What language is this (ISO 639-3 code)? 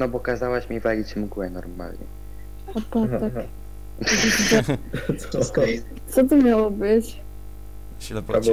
pol